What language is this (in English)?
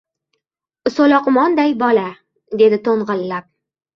Uzbek